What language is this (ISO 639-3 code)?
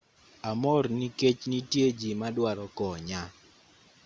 luo